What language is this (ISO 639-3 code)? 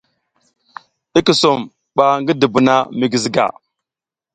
giz